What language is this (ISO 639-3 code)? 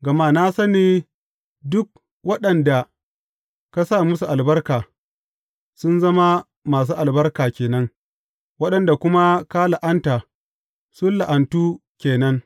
hau